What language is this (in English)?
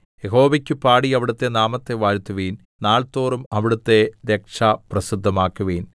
Malayalam